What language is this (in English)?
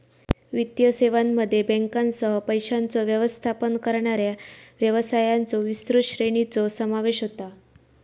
Marathi